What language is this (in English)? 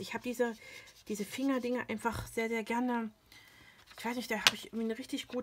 German